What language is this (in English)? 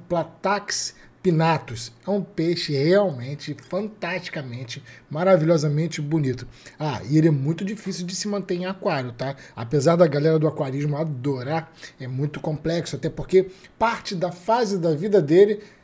Portuguese